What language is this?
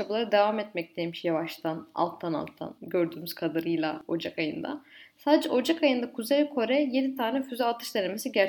Turkish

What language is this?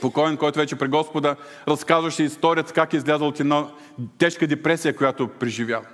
Bulgarian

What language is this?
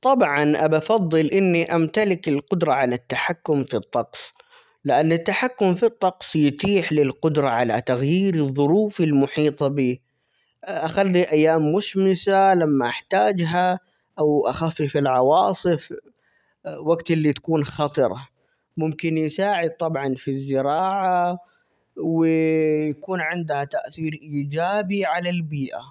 Omani Arabic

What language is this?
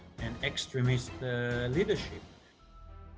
Indonesian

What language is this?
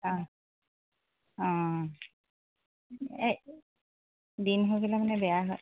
Assamese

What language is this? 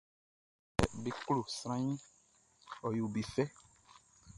Baoulé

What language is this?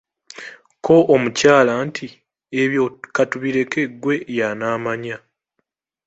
Ganda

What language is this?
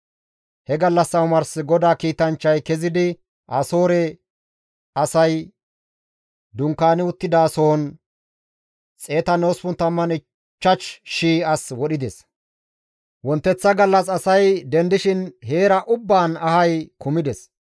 Gamo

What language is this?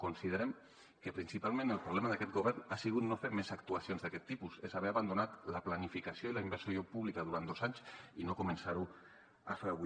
Catalan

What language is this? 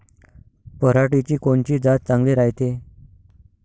Marathi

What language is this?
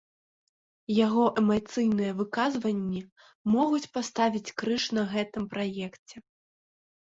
Belarusian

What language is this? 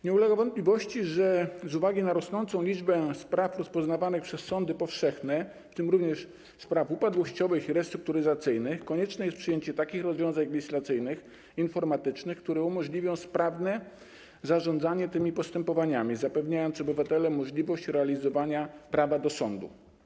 Polish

